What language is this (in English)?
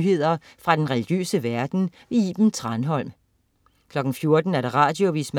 Danish